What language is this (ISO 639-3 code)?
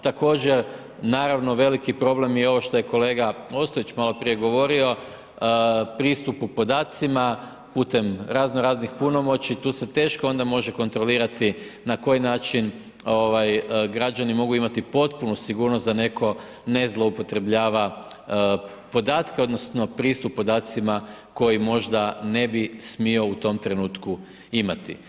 hrv